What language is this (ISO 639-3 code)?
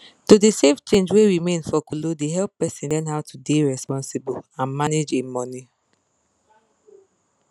pcm